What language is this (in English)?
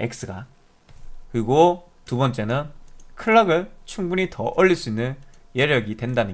Korean